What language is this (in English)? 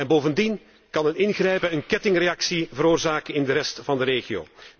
Dutch